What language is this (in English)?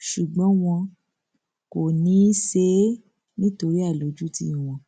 Yoruba